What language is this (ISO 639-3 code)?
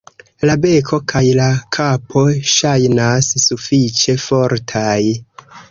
epo